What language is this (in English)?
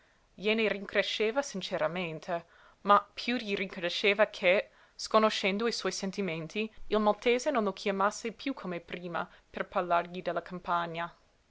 Italian